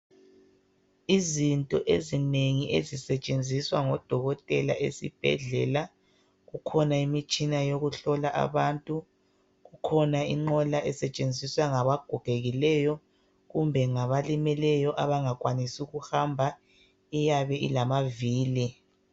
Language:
North Ndebele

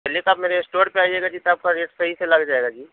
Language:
Urdu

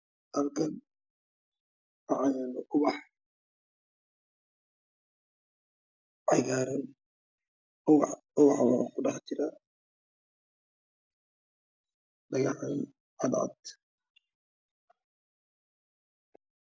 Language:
Somali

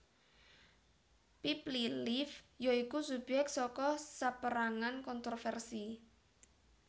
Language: Javanese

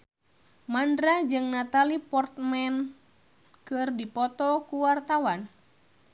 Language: Sundanese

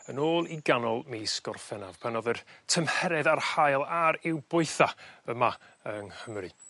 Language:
Welsh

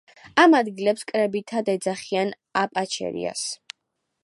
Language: Georgian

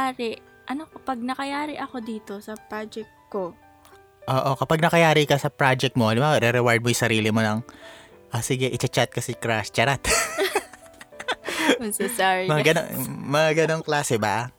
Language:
Filipino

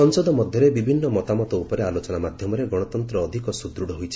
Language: Odia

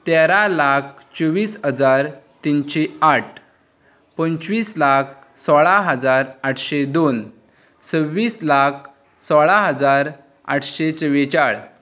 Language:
Konkani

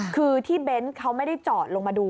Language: Thai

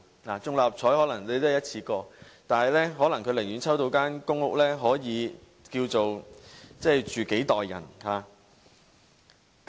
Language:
Cantonese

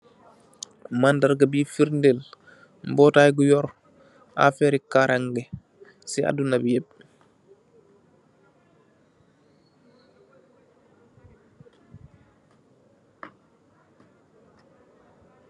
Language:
Wolof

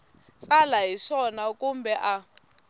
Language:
Tsonga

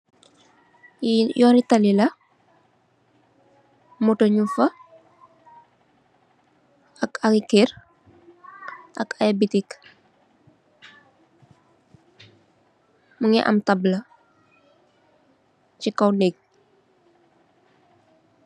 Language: Wolof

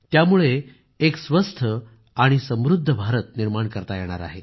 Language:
Marathi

